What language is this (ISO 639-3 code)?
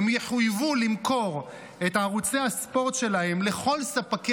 heb